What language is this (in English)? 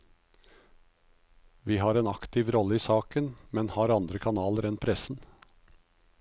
Norwegian